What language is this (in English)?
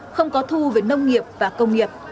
Vietnamese